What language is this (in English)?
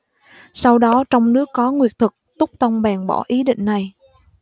Vietnamese